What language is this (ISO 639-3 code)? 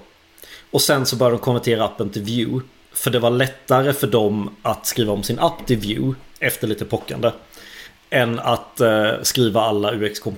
swe